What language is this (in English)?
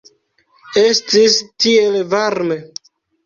Esperanto